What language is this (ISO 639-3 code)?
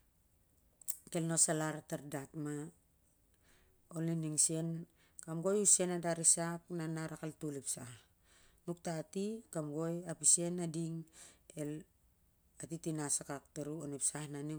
sjr